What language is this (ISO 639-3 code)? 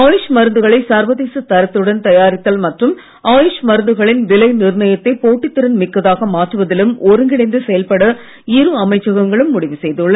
tam